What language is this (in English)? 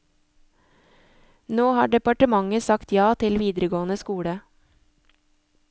Norwegian